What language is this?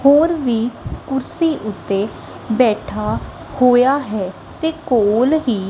Punjabi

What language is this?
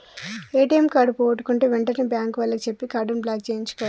Telugu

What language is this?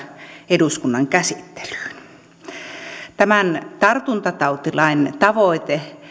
Finnish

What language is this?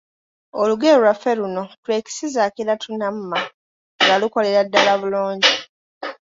Ganda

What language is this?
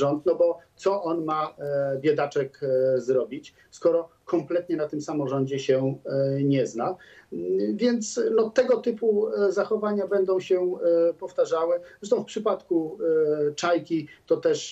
Polish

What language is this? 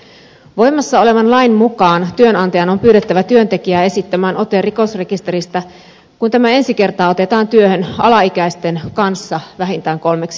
Finnish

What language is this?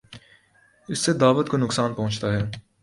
Urdu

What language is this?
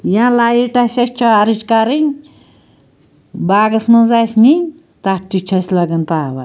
Kashmiri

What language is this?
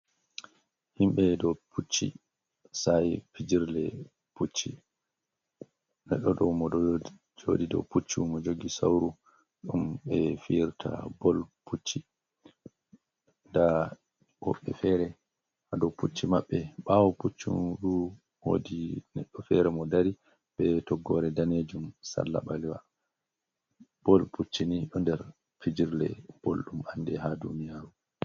Fula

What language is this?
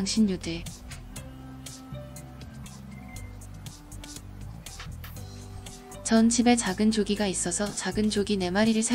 Korean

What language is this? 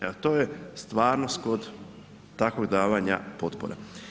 Croatian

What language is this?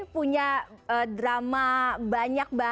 Indonesian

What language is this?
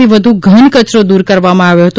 Gujarati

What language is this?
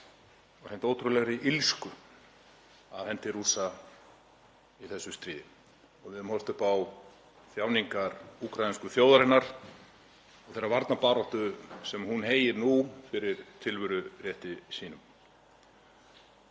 Icelandic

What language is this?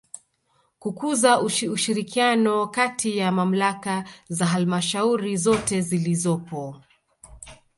Swahili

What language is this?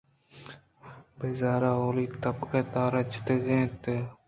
Eastern Balochi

